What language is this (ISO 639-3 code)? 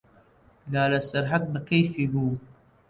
ckb